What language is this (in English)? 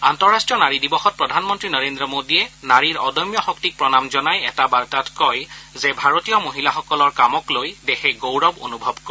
Assamese